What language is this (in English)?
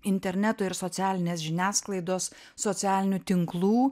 Lithuanian